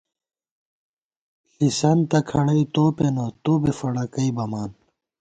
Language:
Gawar-Bati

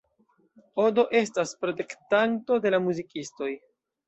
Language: Esperanto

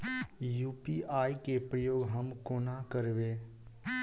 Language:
Maithili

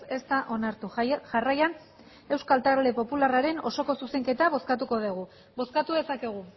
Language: Basque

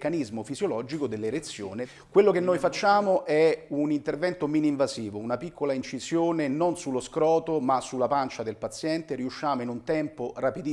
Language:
Italian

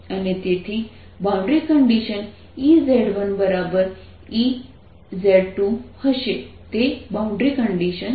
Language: Gujarati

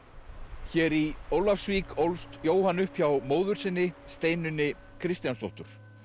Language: Icelandic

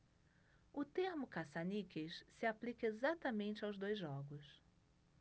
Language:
Portuguese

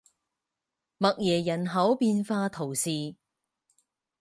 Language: Chinese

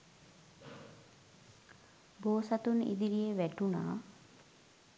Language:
Sinhala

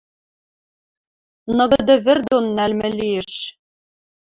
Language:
Western Mari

